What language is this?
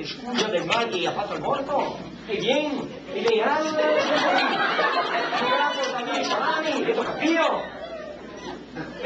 Italian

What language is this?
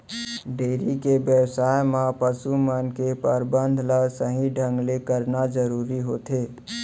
Chhattisgarhi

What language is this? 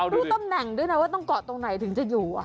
Thai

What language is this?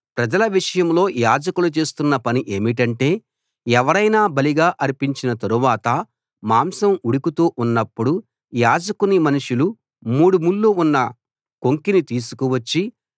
Telugu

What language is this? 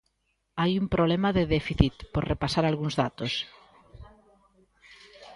Galician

